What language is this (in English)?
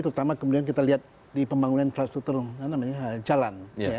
Indonesian